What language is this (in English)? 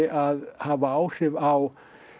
Icelandic